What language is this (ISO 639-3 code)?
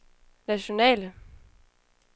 dan